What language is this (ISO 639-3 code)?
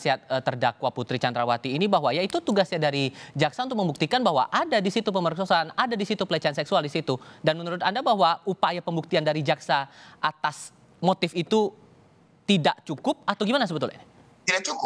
ind